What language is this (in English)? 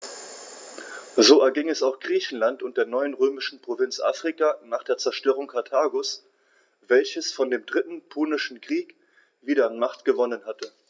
German